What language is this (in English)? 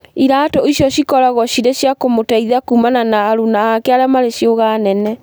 Kikuyu